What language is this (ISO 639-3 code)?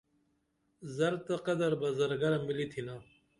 dml